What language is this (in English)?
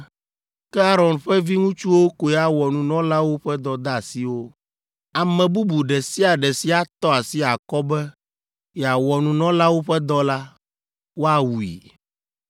Ewe